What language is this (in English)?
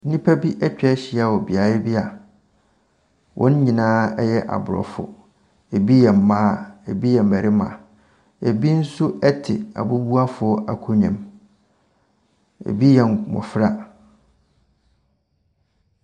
Akan